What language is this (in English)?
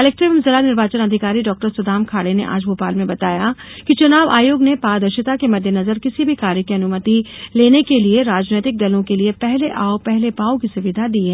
Hindi